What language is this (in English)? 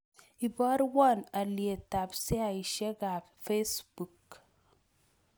Kalenjin